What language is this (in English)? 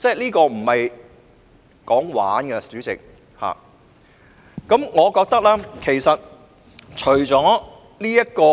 Cantonese